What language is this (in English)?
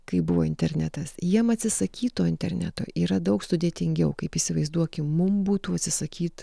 Lithuanian